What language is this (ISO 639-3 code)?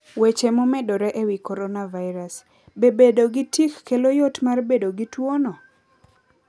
luo